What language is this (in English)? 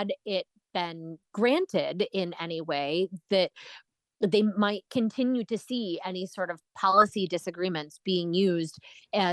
English